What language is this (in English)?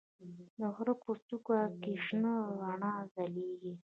Pashto